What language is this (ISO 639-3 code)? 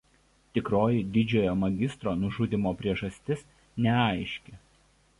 lit